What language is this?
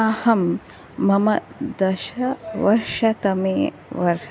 Sanskrit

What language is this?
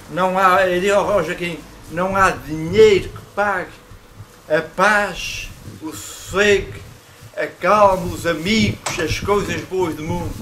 Portuguese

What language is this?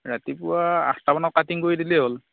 Assamese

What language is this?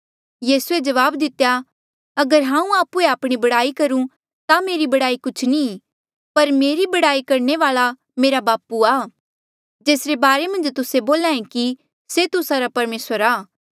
Mandeali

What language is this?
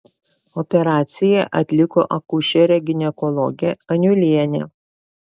Lithuanian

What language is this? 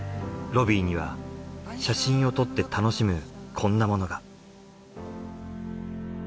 Japanese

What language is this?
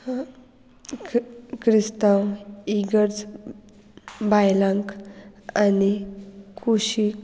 Konkani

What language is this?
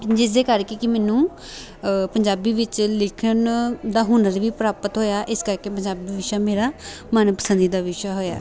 Punjabi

